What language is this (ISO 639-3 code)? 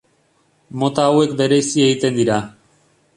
eus